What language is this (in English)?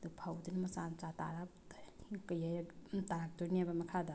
Manipuri